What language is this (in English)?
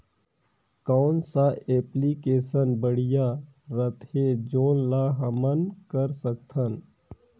Chhattisgarhi